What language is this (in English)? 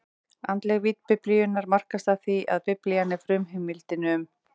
Icelandic